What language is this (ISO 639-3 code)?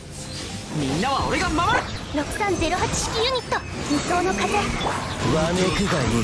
jpn